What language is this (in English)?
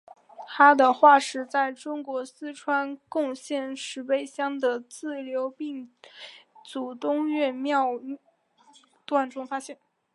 Chinese